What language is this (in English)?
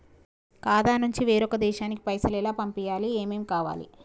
Telugu